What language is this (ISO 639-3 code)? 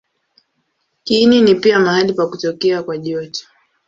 swa